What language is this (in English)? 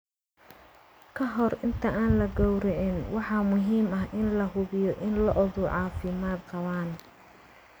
Somali